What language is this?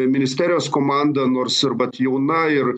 Lithuanian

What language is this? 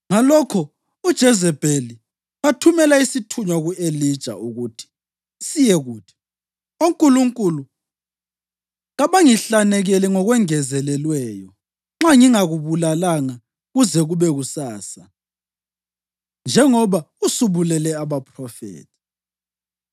North Ndebele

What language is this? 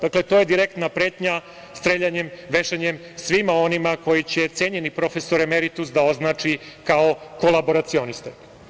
Serbian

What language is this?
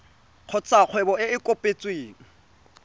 Tswana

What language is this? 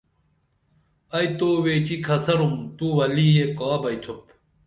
Dameli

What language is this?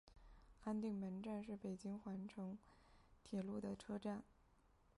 Chinese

